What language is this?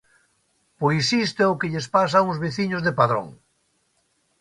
Galician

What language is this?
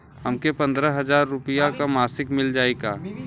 Bhojpuri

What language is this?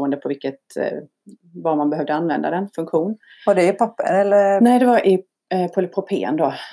Swedish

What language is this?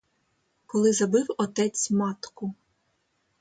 Ukrainian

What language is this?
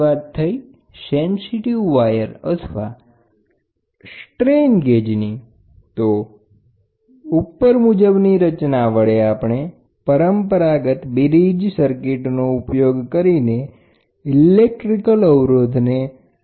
Gujarati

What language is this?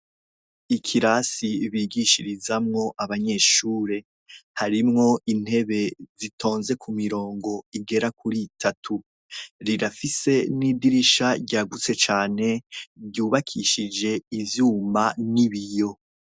Rundi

